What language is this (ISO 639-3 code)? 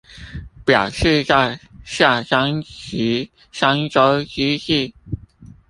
zho